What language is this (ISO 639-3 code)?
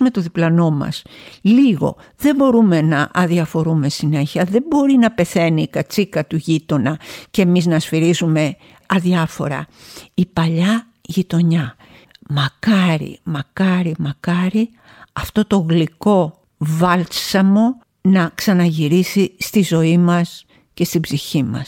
ell